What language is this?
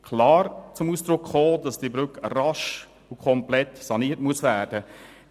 Swiss German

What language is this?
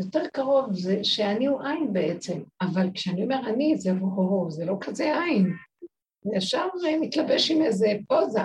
Hebrew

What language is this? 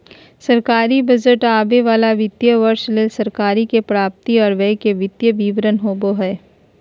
Magahi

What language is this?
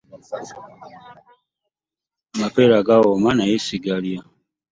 Ganda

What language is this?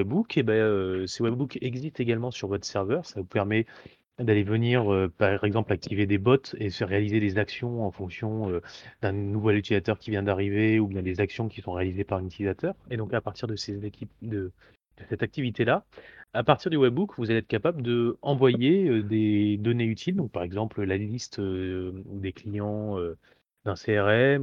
French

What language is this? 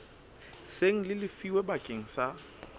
Southern Sotho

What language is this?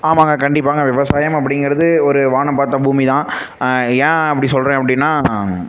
Tamil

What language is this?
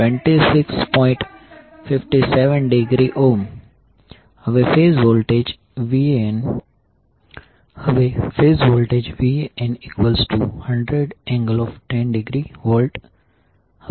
Gujarati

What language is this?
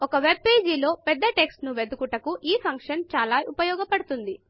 Telugu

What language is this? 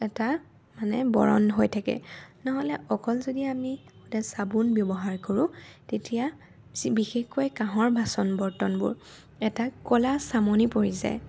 Assamese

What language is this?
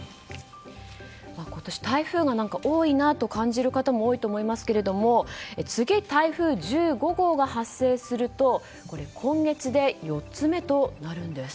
Japanese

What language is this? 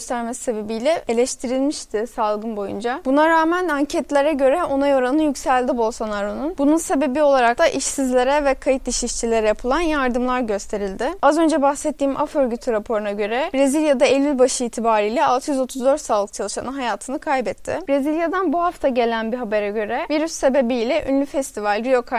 Turkish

